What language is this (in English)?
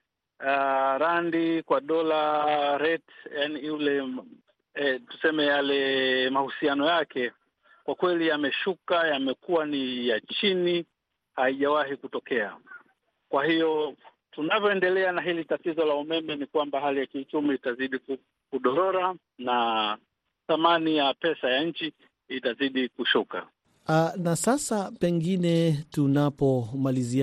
Swahili